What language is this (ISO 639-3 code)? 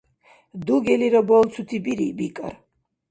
dar